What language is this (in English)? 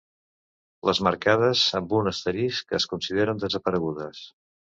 Catalan